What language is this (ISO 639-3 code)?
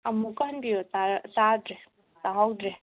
mni